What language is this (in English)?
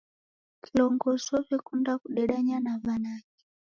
Taita